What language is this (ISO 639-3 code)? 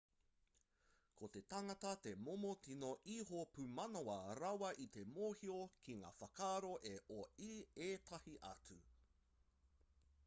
mri